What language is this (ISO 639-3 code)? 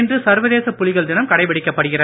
tam